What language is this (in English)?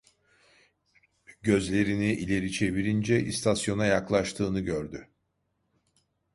Turkish